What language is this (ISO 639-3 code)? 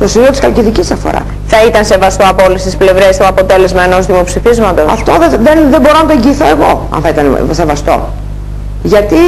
ell